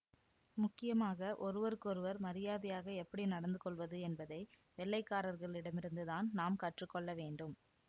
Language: Tamil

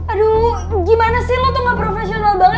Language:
Indonesian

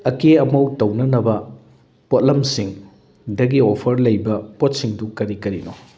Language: Manipuri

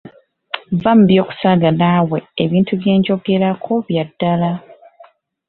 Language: Ganda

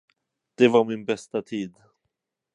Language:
Swedish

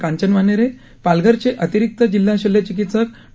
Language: Marathi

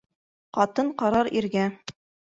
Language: Bashkir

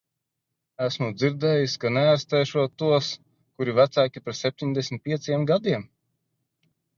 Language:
Latvian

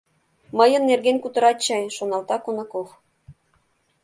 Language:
Mari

